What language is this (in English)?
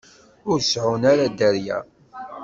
Kabyle